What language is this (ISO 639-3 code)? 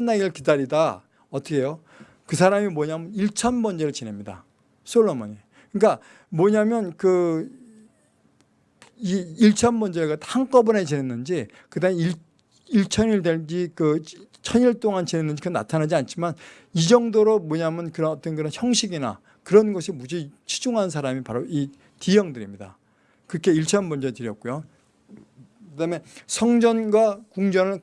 kor